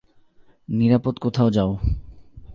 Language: Bangla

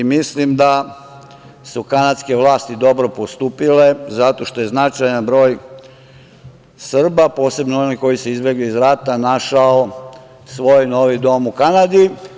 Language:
Serbian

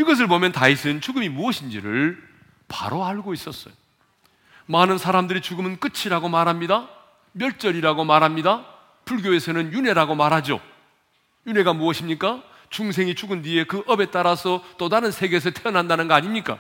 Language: Korean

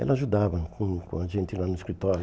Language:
Portuguese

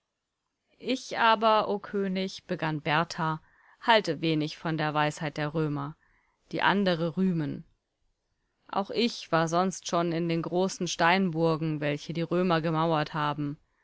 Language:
German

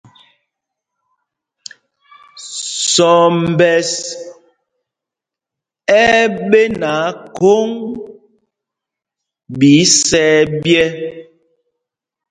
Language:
Mpumpong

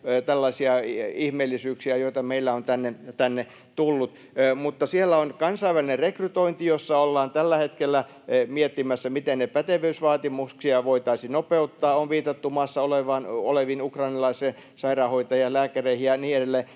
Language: Finnish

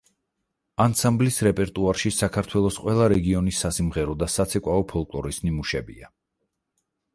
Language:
Georgian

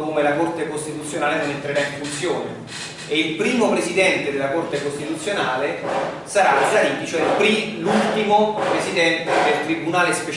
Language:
Italian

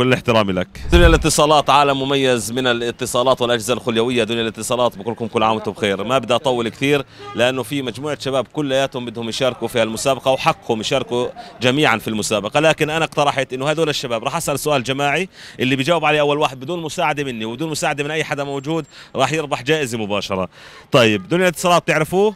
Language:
Arabic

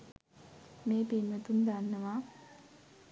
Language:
Sinhala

